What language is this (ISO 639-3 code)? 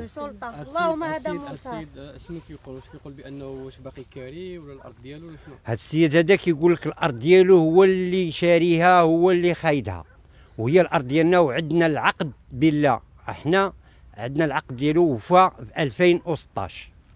ara